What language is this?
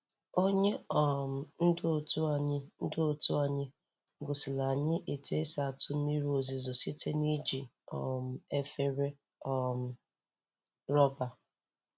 Igbo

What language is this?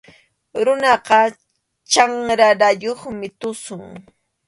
Arequipa-La Unión Quechua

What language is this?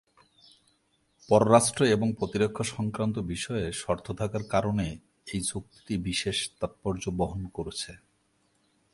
Bangla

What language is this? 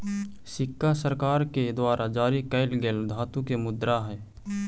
Magahi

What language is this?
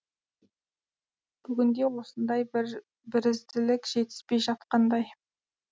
Kazakh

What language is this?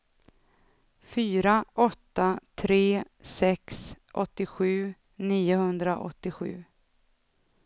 Swedish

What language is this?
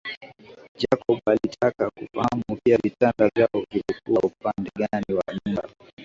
Swahili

